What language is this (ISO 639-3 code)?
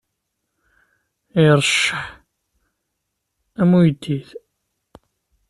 kab